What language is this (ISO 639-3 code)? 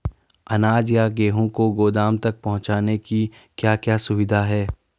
hin